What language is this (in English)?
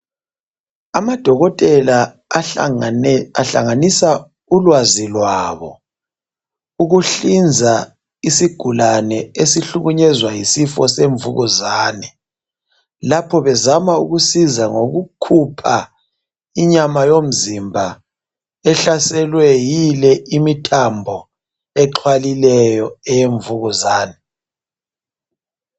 North Ndebele